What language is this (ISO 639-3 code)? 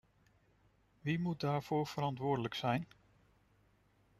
nld